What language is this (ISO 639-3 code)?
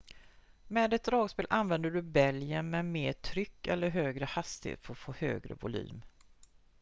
swe